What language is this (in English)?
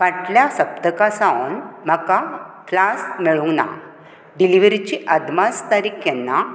Konkani